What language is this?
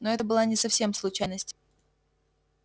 Russian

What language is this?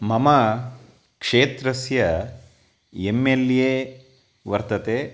Sanskrit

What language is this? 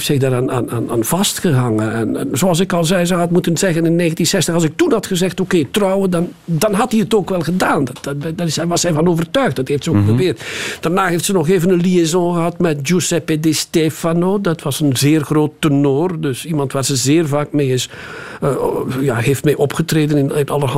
Dutch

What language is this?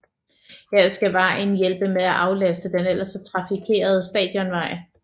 Danish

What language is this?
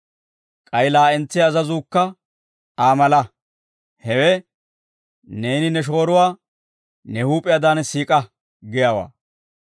Dawro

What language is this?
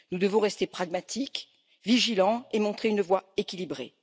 French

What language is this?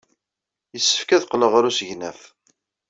Kabyle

